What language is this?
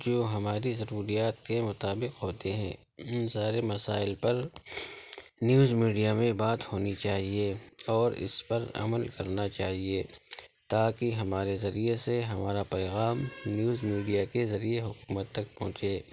Urdu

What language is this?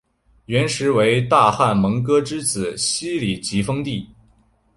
Chinese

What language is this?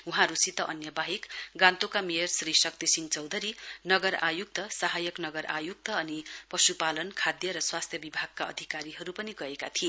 Nepali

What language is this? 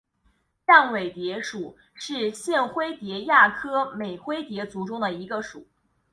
Chinese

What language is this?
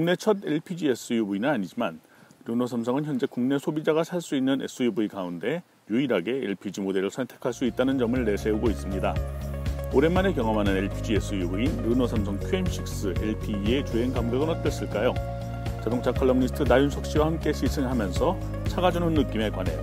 Korean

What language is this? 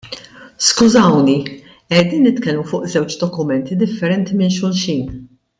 Maltese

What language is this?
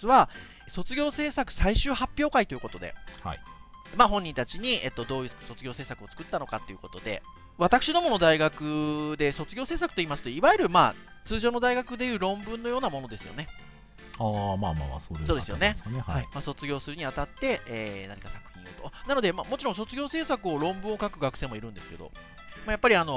Japanese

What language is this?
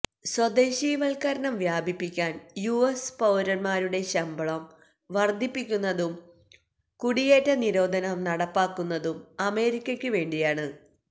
Malayalam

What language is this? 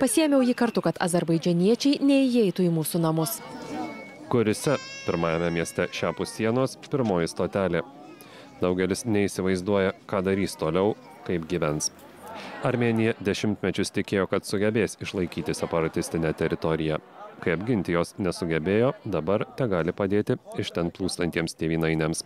Lithuanian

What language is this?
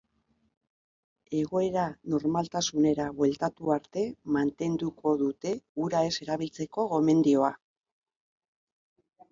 Basque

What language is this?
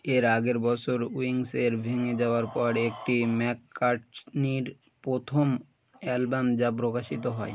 Bangla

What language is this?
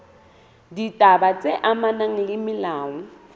Southern Sotho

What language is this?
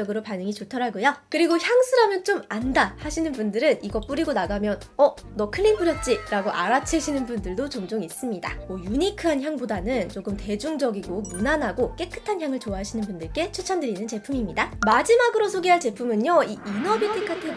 Korean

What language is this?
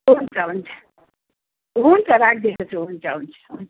Nepali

